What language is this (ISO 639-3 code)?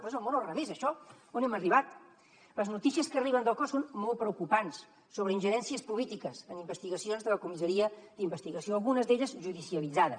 cat